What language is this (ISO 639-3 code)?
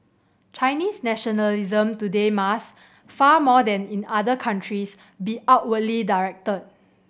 eng